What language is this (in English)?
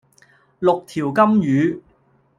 Cantonese